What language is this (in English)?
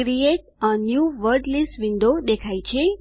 Gujarati